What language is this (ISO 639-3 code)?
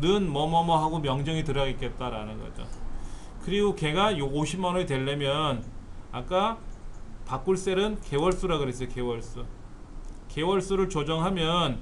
kor